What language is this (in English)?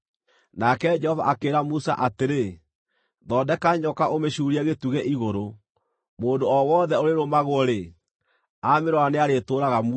Kikuyu